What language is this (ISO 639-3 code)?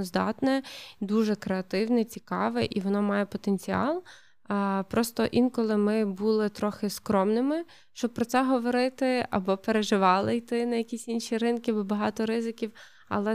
ukr